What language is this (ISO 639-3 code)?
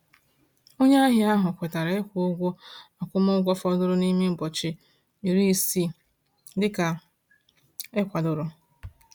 ibo